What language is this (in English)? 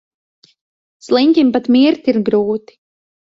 Latvian